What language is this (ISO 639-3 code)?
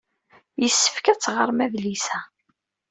kab